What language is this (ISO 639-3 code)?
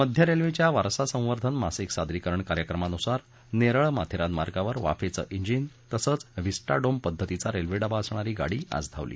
mar